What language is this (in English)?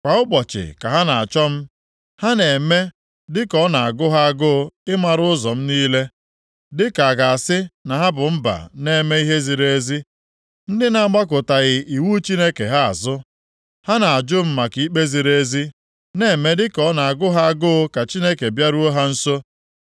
Igbo